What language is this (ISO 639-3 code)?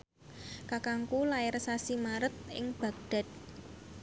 jav